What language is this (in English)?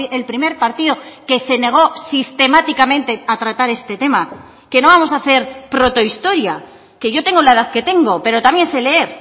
Spanish